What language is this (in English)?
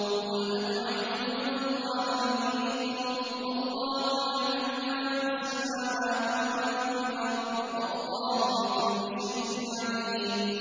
Arabic